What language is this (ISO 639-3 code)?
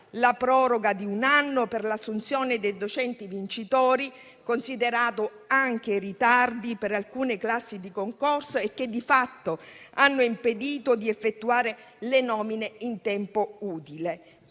ita